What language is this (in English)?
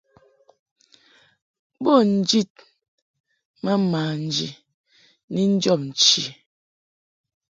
Mungaka